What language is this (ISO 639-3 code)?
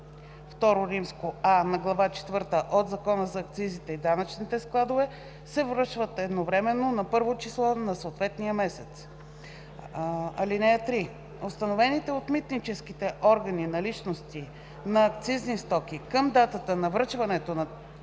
bul